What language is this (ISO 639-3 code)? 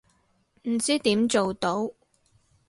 yue